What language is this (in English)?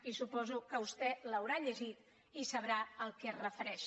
Catalan